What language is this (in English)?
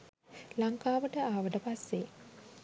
Sinhala